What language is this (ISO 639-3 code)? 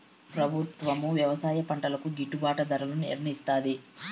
tel